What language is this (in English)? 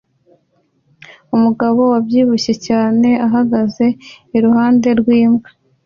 Kinyarwanda